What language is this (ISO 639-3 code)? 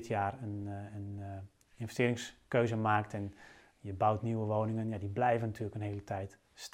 nld